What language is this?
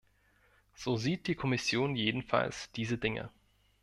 German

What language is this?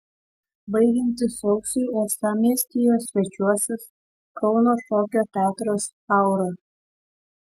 Lithuanian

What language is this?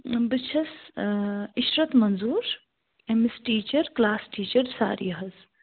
Kashmiri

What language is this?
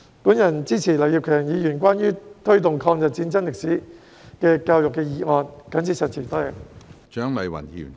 Cantonese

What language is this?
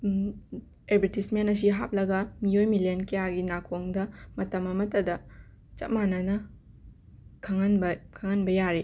Manipuri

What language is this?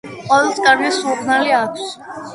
Georgian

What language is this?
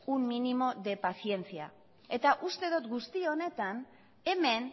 Basque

